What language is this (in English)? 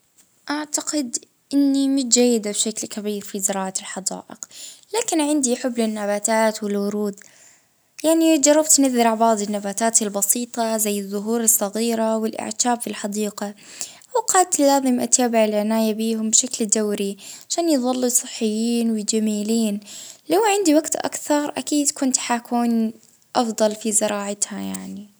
Libyan Arabic